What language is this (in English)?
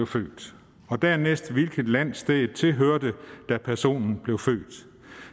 Danish